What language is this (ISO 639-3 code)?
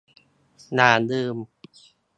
tha